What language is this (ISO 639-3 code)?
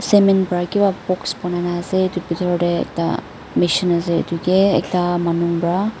nag